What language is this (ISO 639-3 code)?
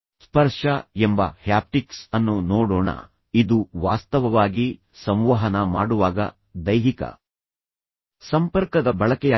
kan